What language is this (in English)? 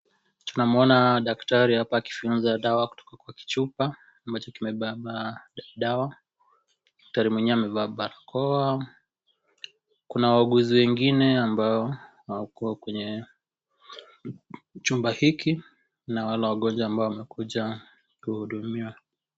Swahili